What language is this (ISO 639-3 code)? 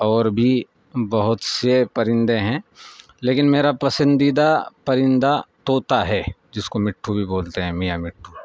urd